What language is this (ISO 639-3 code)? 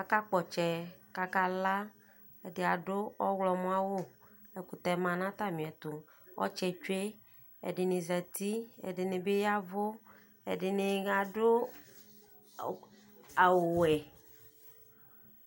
kpo